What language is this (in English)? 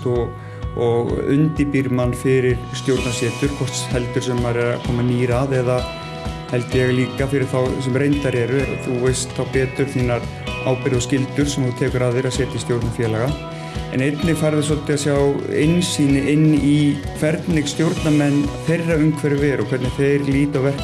Icelandic